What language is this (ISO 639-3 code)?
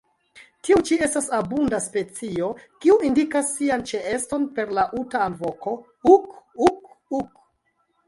epo